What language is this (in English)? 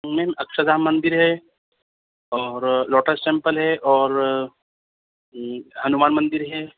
Urdu